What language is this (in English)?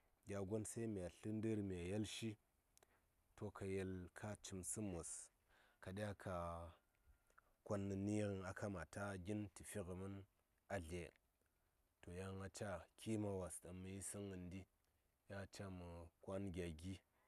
Saya